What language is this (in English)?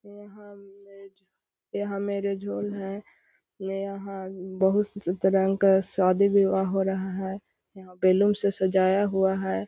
Magahi